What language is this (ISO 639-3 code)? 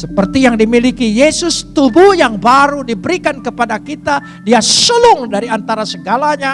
ind